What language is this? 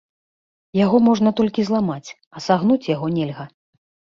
Belarusian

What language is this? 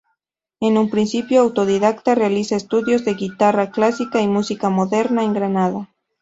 Spanish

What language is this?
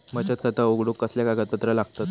Marathi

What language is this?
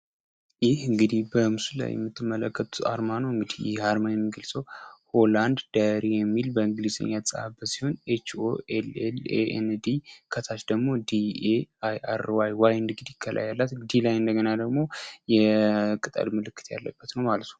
Amharic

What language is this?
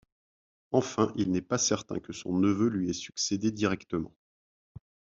French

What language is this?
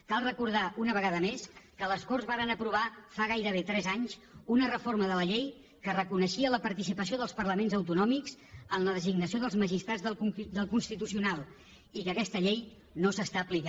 Catalan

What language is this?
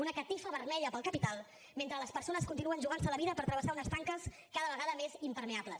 Catalan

